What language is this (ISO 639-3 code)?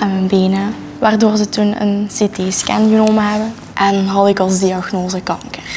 nld